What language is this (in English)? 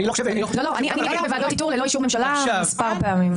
Hebrew